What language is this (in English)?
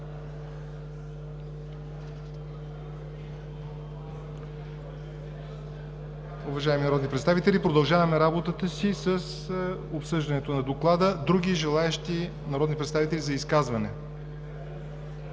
Bulgarian